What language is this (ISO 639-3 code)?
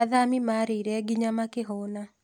kik